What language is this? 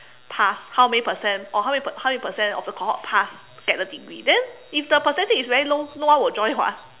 English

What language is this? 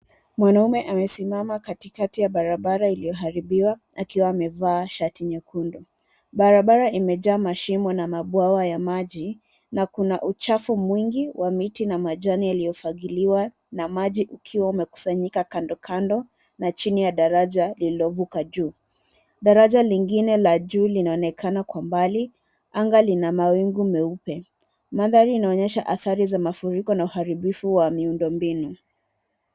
Swahili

